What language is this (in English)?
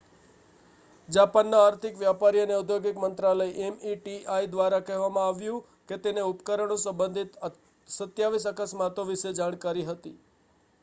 Gujarati